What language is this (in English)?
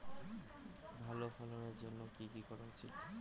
Bangla